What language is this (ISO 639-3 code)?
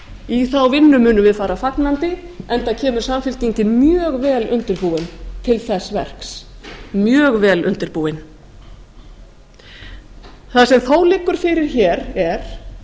isl